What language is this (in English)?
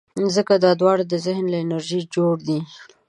Pashto